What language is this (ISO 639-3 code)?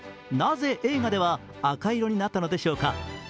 jpn